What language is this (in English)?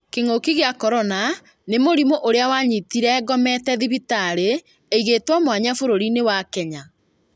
Kikuyu